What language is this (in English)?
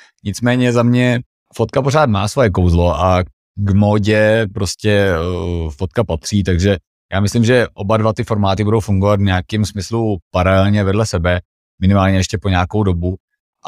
Czech